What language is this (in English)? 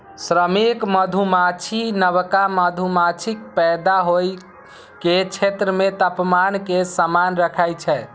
Maithili